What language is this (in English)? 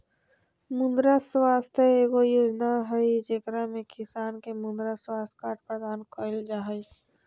Magahi